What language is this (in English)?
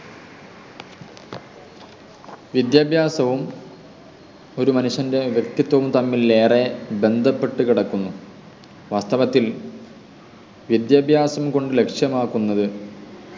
Malayalam